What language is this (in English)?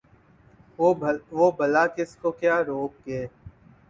Urdu